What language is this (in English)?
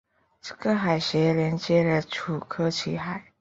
Chinese